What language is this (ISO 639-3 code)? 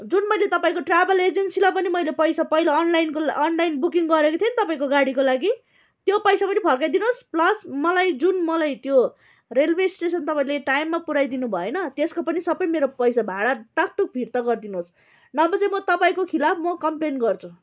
nep